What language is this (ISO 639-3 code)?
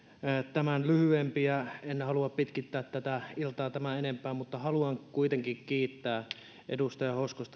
fin